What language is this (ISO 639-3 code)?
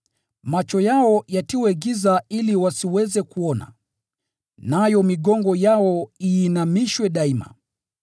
swa